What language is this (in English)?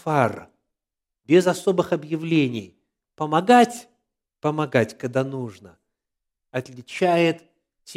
Russian